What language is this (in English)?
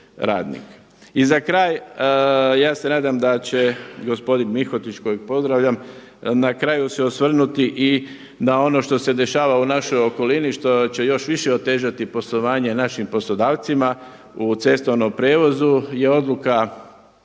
Croatian